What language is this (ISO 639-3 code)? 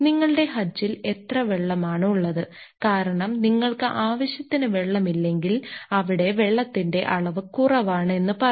mal